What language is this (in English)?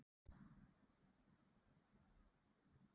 Icelandic